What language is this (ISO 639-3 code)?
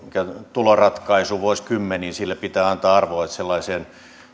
fin